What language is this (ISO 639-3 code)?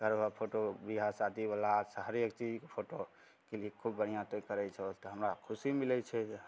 mai